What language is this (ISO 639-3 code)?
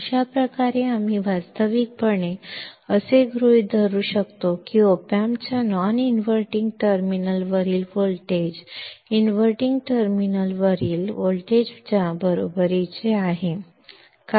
mar